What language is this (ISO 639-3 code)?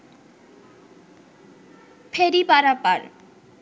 ben